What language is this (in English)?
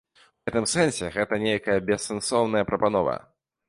Belarusian